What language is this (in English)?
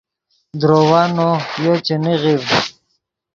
Yidgha